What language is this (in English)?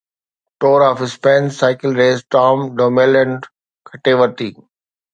Sindhi